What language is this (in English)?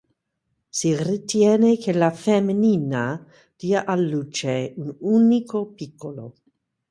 Italian